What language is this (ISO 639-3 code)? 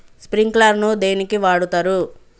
tel